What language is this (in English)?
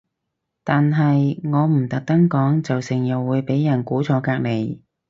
Cantonese